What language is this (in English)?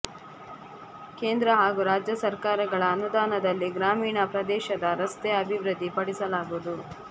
Kannada